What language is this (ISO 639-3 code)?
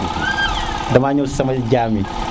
srr